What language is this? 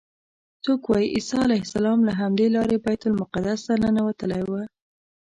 Pashto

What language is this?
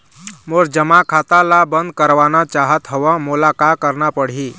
Chhattisgarhi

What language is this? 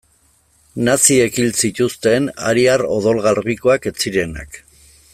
Basque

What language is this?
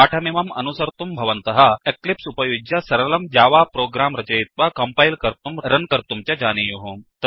Sanskrit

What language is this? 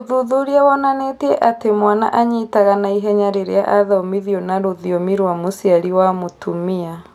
Kikuyu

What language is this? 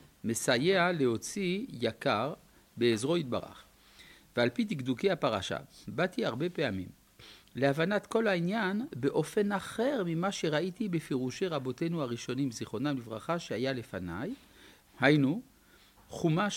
Hebrew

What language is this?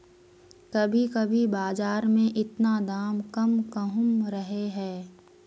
Magahi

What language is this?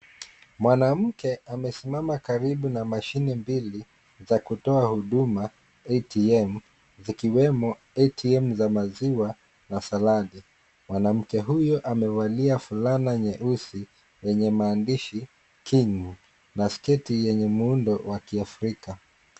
Swahili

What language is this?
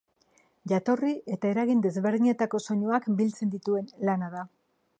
Basque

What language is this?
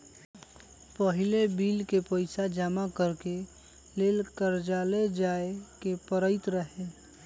Magahi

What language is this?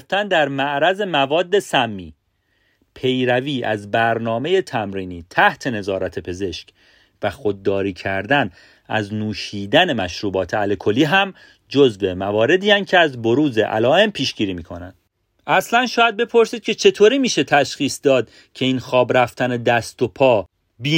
Persian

